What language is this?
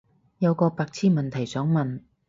Cantonese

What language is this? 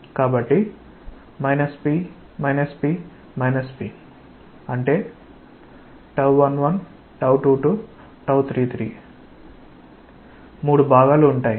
Telugu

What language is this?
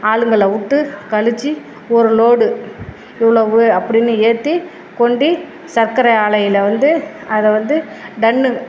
Tamil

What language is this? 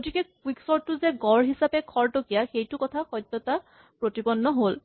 Assamese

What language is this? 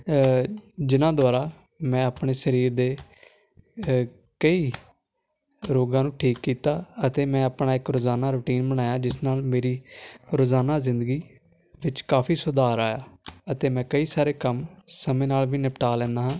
Punjabi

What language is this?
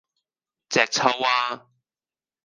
Cantonese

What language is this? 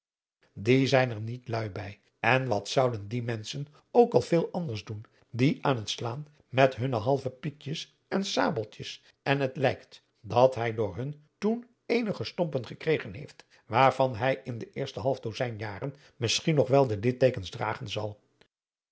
Dutch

